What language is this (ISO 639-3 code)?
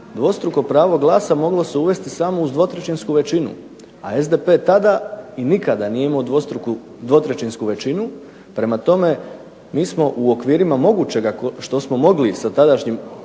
hrv